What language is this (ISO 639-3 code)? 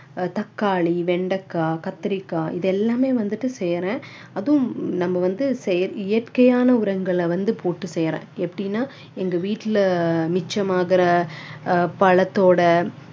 tam